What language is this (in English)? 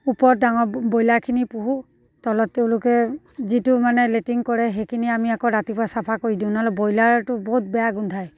Assamese